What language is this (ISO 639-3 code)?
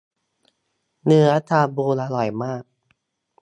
tha